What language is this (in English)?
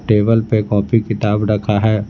Hindi